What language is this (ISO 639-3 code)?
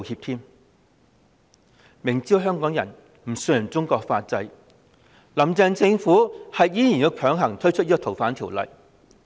yue